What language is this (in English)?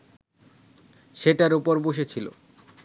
Bangla